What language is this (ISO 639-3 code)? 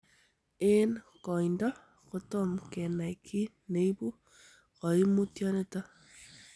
kln